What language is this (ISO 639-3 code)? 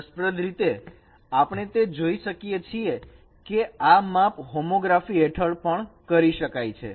guj